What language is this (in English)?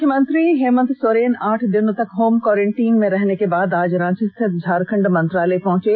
Hindi